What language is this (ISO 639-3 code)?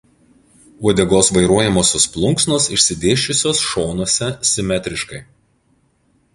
lit